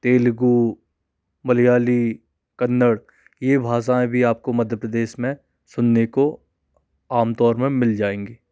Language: Hindi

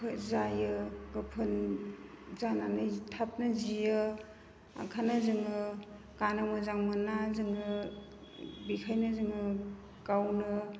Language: Bodo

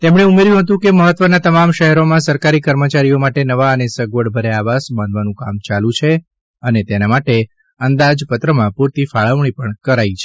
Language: Gujarati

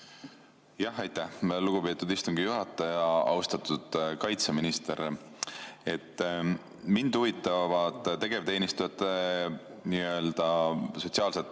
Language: Estonian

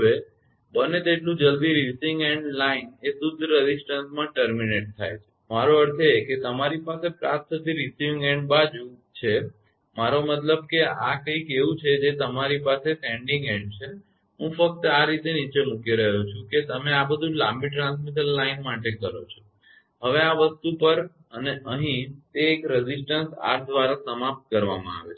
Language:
Gujarati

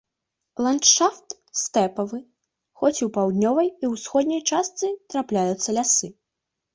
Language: Belarusian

